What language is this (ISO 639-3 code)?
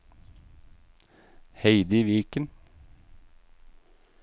nor